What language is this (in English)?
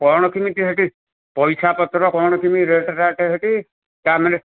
Odia